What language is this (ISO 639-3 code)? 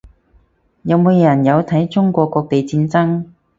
yue